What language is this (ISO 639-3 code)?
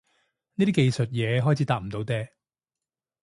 yue